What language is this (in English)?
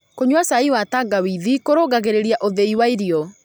Kikuyu